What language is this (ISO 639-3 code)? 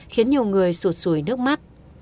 vie